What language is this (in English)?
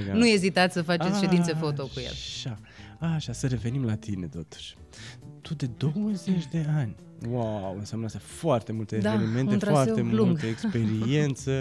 Romanian